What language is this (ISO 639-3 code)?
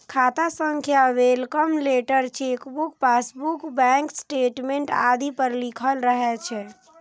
mai